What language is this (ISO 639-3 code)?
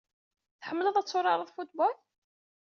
kab